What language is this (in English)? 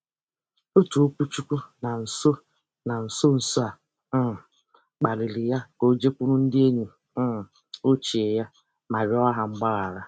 Igbo